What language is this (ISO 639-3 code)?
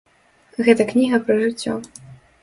bel